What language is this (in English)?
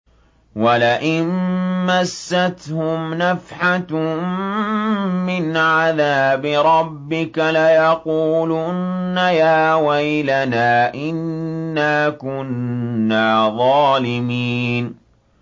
Arabic